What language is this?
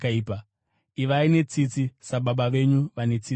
Shona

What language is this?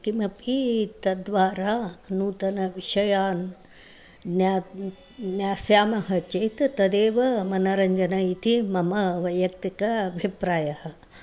Sanskrit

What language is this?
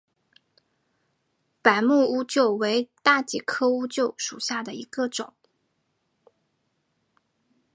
Chinese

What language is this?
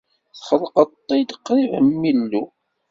Kabyle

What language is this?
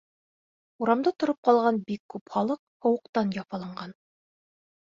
Bashkir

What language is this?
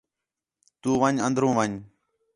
Khetrani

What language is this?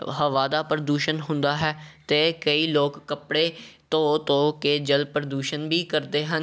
Punjabi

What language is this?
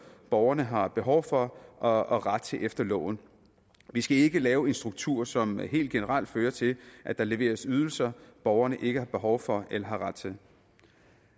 Danish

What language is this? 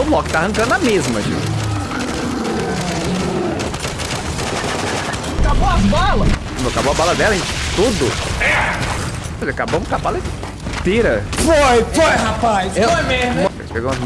Portuguese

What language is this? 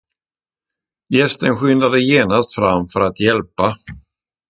Swedish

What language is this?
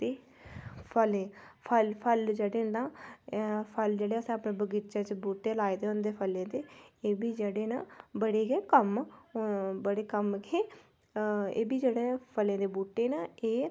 Dogri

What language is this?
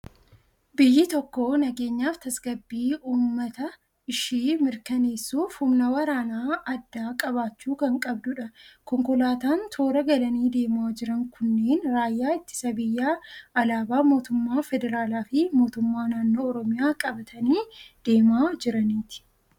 Oromo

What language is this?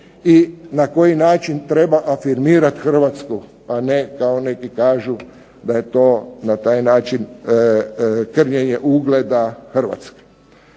Croatian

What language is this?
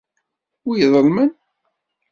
Kabyle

